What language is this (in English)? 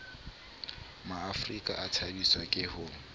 Southern Sotho